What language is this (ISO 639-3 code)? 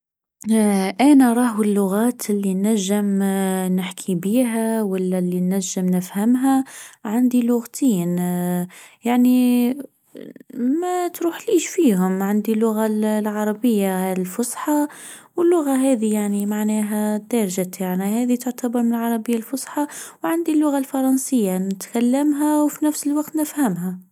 aeb